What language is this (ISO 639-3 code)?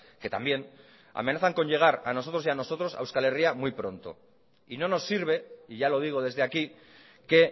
spa